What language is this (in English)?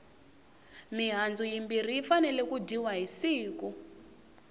Tsonga